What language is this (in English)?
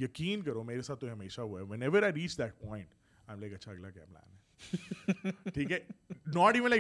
Urdu